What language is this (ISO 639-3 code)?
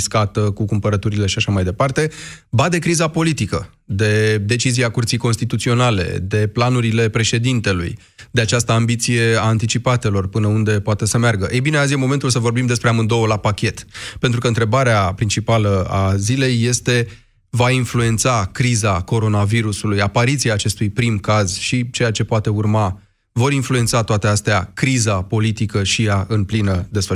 ron